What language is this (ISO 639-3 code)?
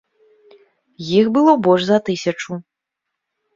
bel